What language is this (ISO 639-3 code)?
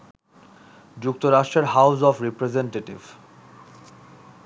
ben